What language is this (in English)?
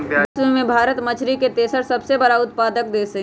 Magahi